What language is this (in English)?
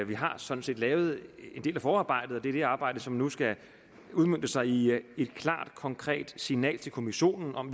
Danish